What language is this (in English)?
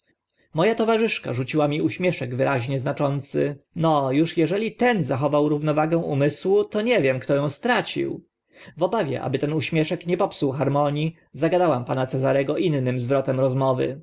Polish